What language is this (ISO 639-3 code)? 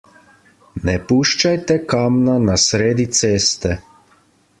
slv